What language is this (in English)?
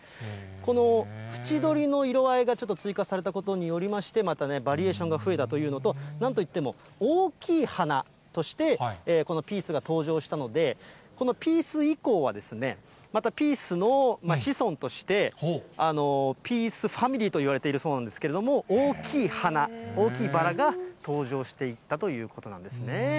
Japanese